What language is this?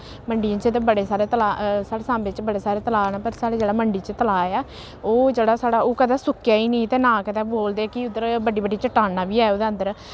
Dogri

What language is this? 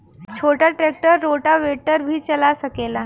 Bhojpuri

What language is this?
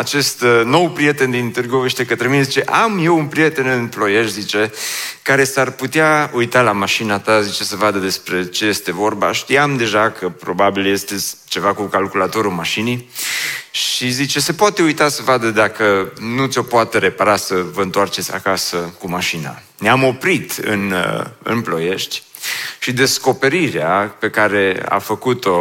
Romanian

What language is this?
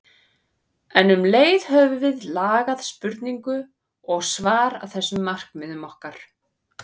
Icelandic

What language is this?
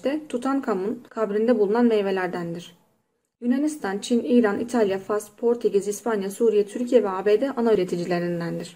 Turkish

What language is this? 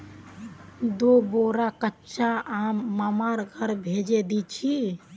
Magahi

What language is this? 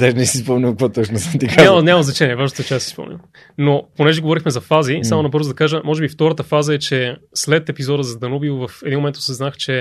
Bulgarian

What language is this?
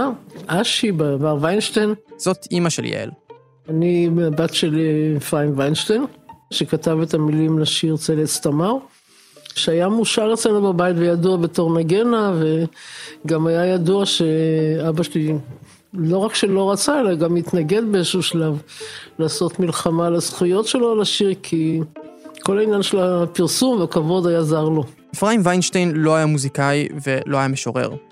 Hebrew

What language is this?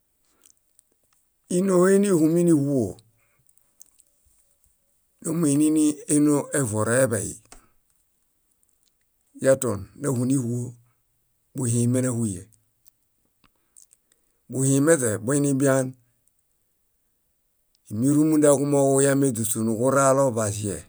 Bayot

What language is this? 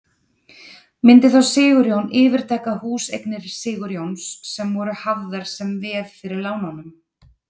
Icelandic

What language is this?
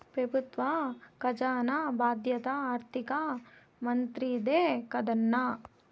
Telugu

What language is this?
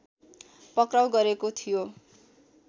Nepali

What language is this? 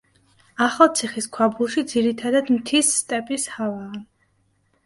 Georgian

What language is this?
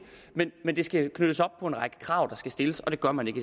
Danish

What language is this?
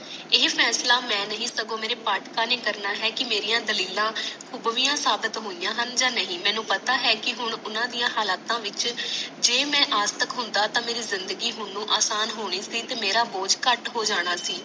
Punjabi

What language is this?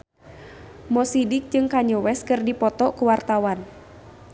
Sundanese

